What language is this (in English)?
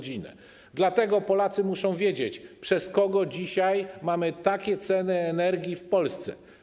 Polish